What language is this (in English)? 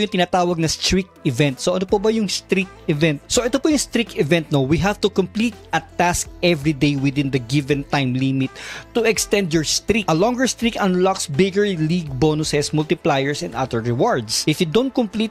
Filipino